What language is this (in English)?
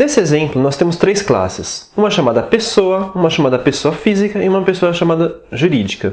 Portuguese